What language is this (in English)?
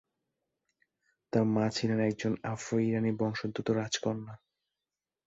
Bangla